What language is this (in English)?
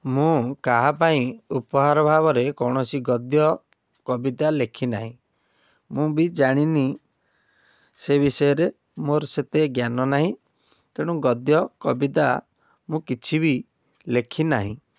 Odia